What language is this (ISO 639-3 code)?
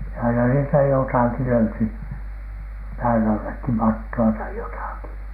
fin